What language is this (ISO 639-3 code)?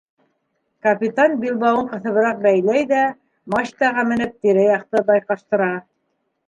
bak